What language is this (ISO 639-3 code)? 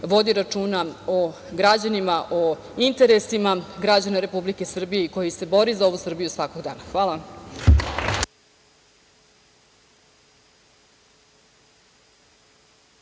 srp